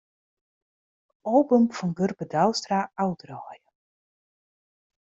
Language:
Western Frisian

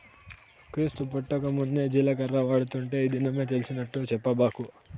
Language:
Telugu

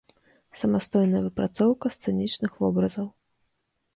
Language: Belarusian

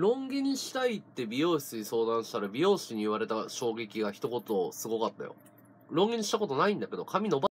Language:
Japanese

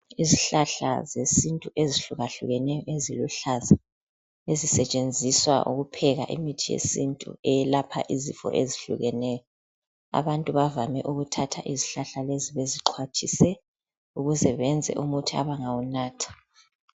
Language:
North Ndebele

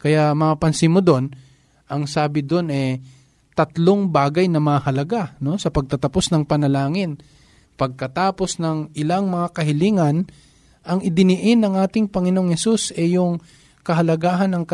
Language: Filipino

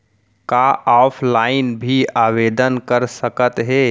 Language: Chhattisgarhi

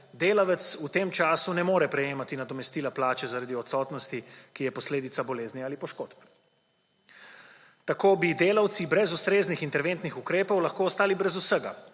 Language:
Slovenian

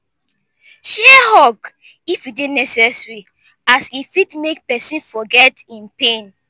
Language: Nigerian Pidgin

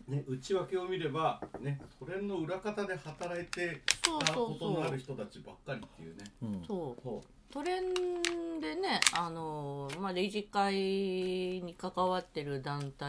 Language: Japanese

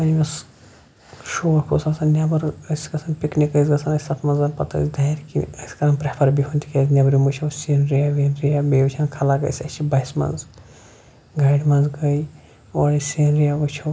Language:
Kashmiri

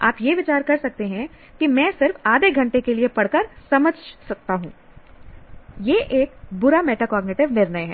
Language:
Hindi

